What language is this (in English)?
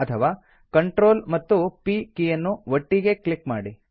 Kannada